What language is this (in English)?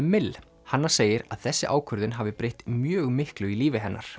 Icelandic